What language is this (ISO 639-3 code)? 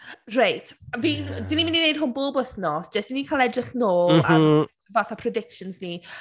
cym